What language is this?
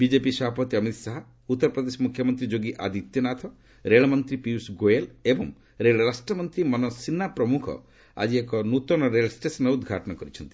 Odia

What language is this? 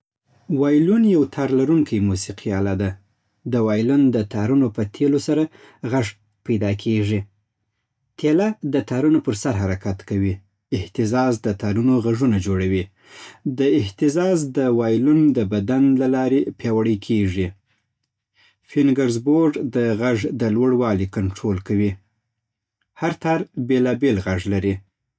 Southern Pashto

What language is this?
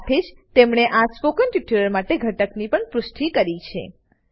Gujarati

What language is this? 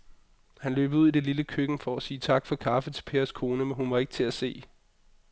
Danish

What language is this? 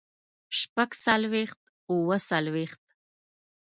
Pashto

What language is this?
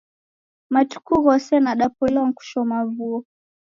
Taita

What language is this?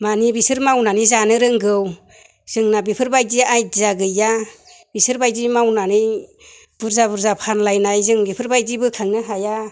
Bodo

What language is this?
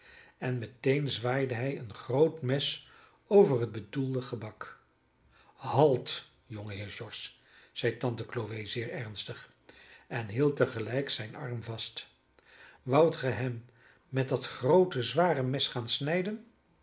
Dutch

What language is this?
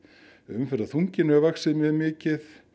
Icelandic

